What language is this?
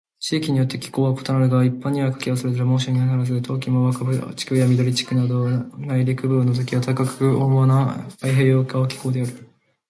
Japanese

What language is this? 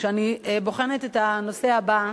Hebrew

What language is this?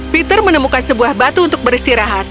Indonesian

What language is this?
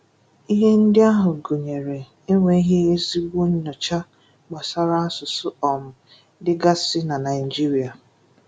Igbo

